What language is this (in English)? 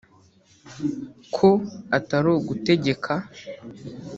Kinyarwanda